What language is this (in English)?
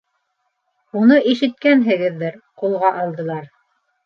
Bashkir